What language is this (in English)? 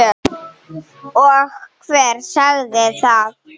Icelandic